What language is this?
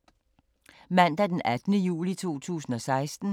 Danish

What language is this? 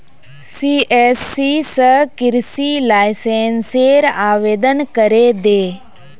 Magahi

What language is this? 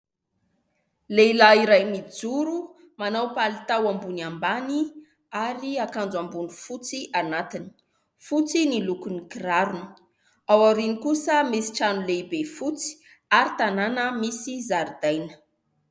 Malagasy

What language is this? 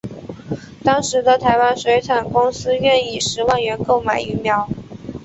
Chinese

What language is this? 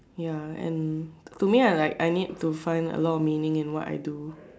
English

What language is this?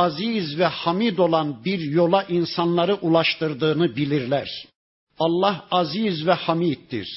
Turkish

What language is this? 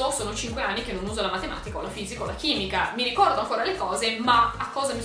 Italian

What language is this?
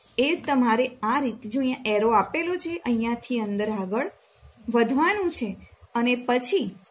Gujarati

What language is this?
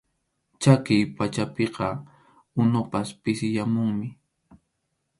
Arequipa-La Unión Quechua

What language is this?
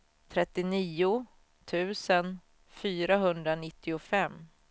Swedish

